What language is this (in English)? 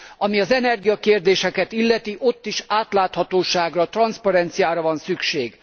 Hungarian